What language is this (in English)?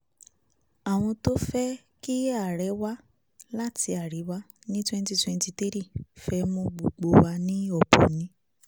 Yoruba